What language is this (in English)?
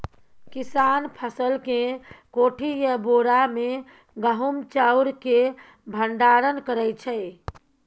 Maithili